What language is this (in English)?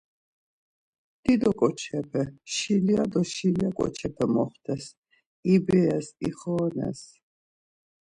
Laz